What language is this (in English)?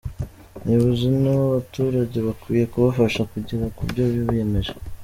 Kinyarwanda